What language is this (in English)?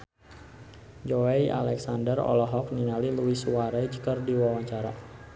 Sundanese